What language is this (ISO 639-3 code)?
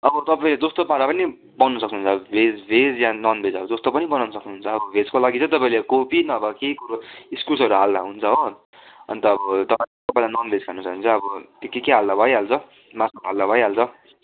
nep